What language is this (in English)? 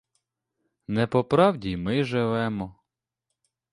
Ukrainian